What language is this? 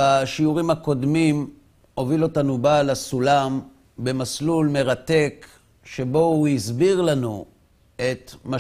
Hebrew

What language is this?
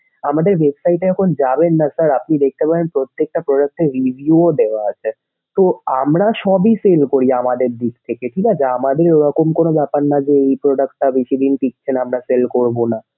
Bangla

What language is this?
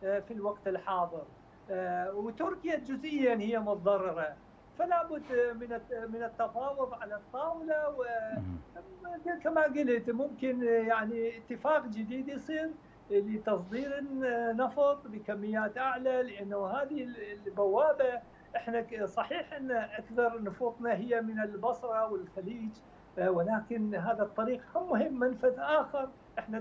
Arabic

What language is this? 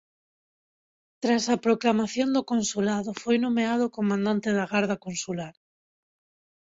Galician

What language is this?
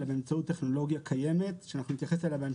Hebrew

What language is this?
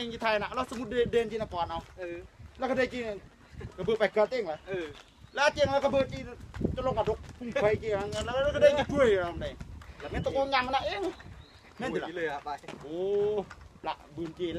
Thai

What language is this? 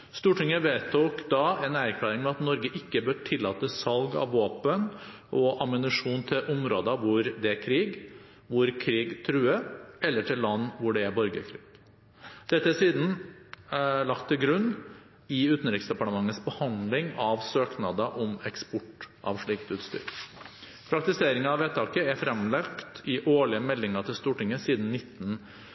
Norwegian Bokmål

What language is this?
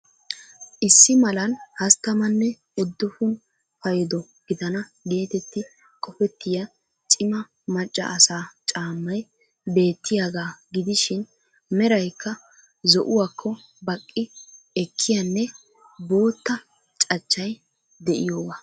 Wolaytta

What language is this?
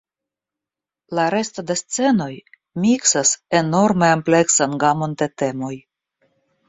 Esperanto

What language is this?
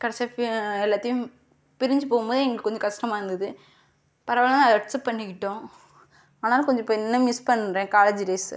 Tamil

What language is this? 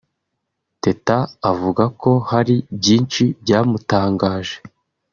Kinyarwanda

